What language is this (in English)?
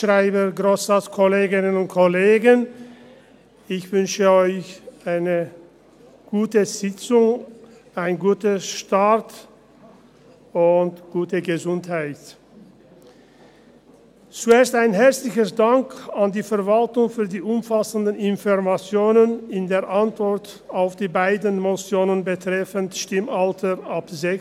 Swiss German